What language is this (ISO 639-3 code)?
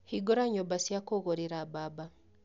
kik